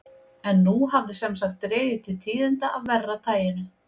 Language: Icelandic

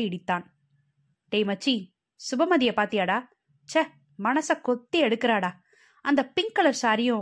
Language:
Tamil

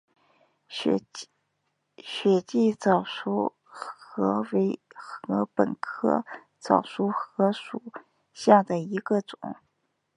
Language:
Chinese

